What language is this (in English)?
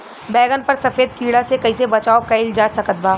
Bhojpuri